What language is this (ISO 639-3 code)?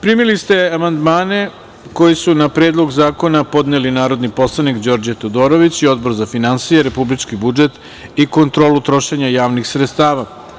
srp